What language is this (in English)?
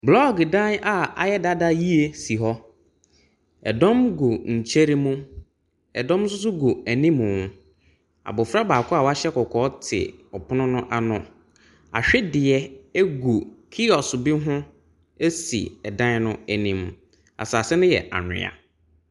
Akan